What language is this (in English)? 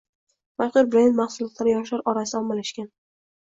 Uzbek